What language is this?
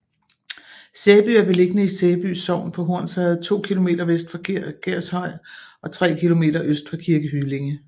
Danish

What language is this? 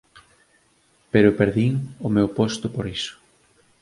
Galician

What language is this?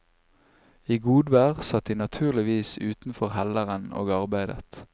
Norwegian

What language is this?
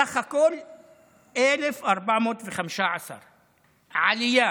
Hebrew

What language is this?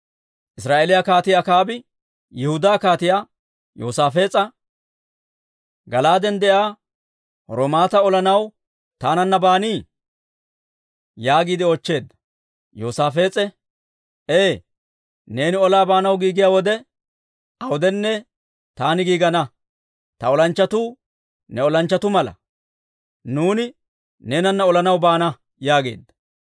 Dawro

